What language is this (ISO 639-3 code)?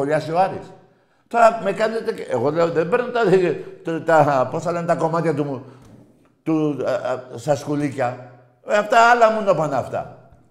ell